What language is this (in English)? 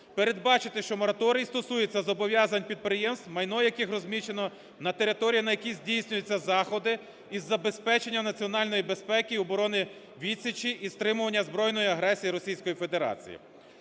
Ukrainian